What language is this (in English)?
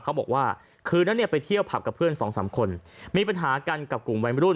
Thai